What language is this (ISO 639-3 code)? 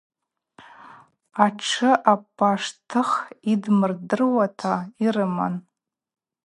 abq